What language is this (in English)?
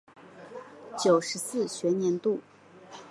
Chinese